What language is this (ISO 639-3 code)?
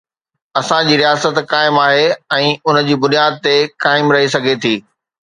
snd